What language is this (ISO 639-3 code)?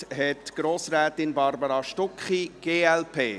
gsw